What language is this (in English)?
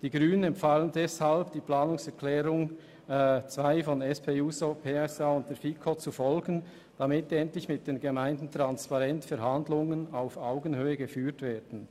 Swiss German